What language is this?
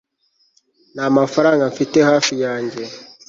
Kinyarwanda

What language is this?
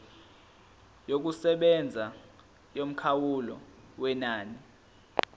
Zulu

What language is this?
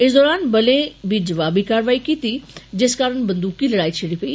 Dogri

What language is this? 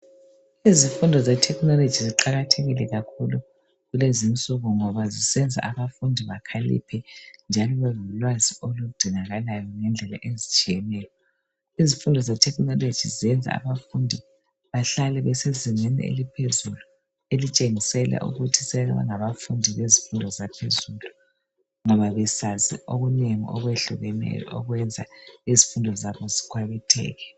North Ndebele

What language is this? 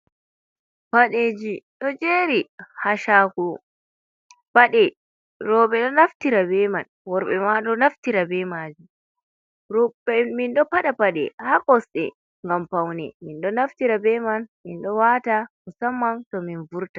Fula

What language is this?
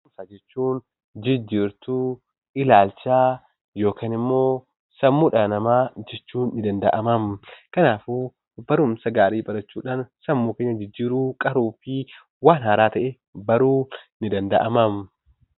Oromo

